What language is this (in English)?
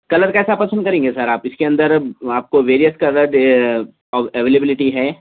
Urdu